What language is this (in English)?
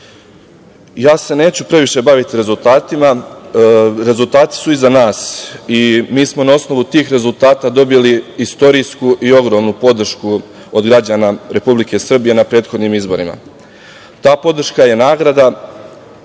Serbian